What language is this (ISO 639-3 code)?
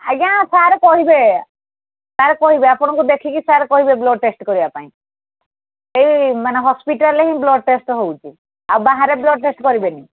ori